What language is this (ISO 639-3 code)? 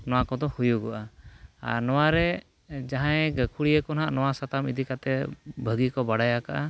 sat